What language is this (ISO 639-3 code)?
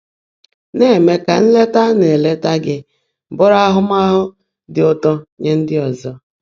ibo